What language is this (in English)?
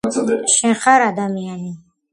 Georgian